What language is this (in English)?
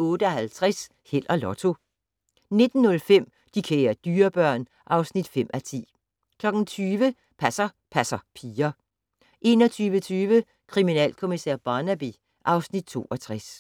Danish